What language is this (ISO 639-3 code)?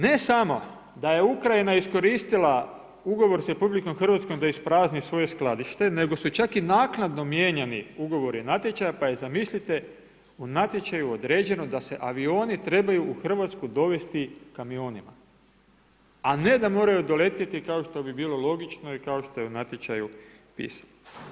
hrv